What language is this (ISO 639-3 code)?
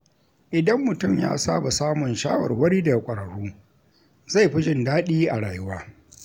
hau